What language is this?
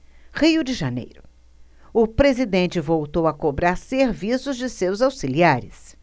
Portuguese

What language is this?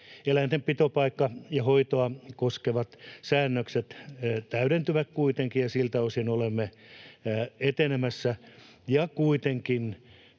Finnish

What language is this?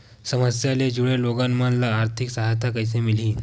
Chhattisgarhi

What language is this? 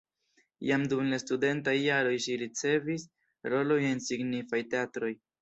Esperanto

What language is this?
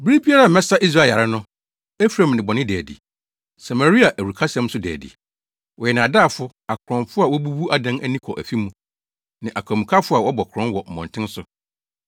Akan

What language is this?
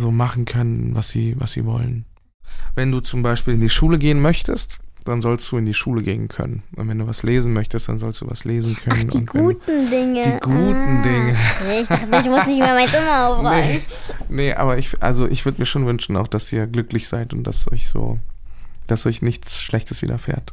German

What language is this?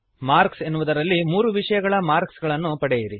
Kannada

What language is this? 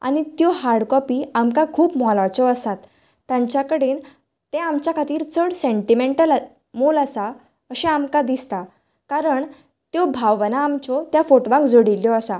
Konkani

